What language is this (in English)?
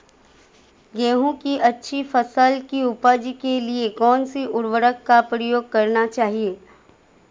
Hindi